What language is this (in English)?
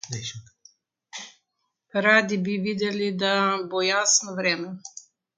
Slovenian